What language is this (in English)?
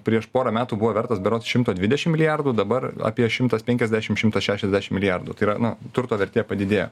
Lithuanian